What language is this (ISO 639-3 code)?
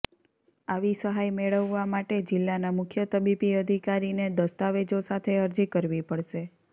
guj